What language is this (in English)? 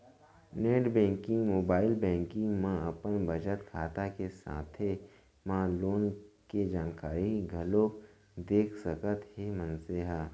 Chhattisgarhi